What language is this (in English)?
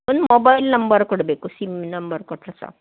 Kannada